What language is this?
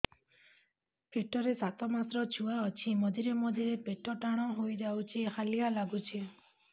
Odia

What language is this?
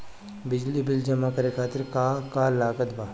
Bhojpuri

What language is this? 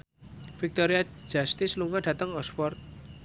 Javanese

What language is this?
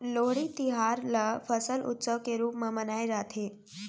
Chhattisgarhi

